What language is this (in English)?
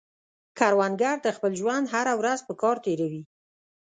Pashto